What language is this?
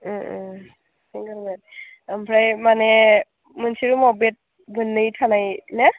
Bodo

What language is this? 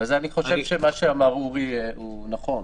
Hebrew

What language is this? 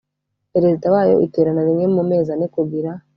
Kinyarwanda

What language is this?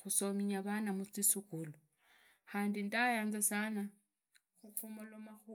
Idakho-Isukha-Tiriki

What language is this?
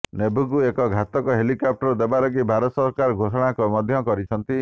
Odia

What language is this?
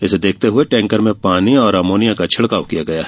Hindi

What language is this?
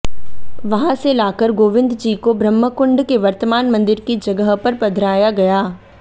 Hindi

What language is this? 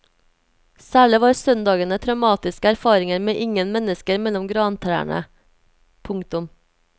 Norwegian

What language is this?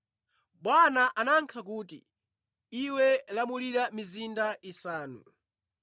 Nyanja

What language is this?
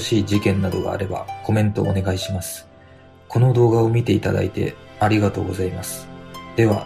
Japanese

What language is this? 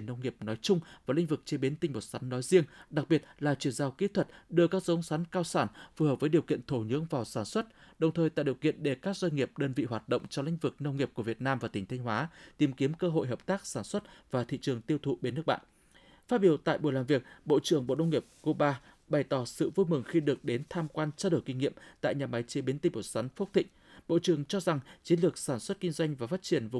Vietnamese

